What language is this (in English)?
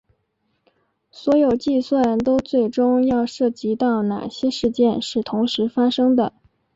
Chinese